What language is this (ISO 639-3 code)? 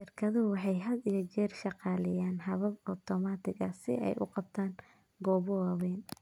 som